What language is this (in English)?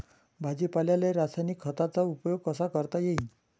Marathi